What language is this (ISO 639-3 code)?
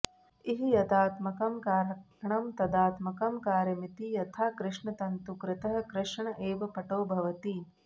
san